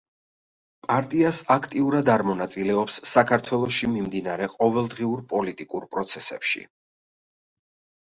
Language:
Georgian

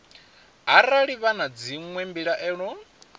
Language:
Venda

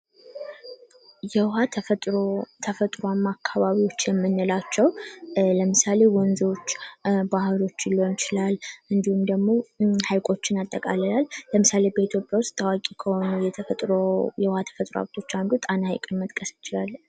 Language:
Amharic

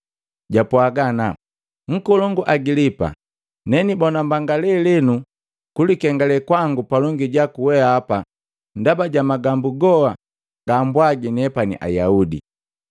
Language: Matengo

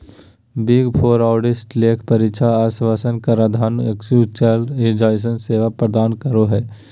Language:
Magahi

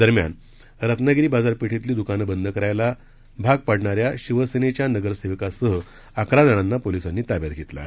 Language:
Marathi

